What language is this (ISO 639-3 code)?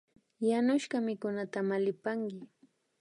qvi